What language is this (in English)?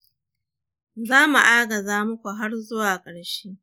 Hausa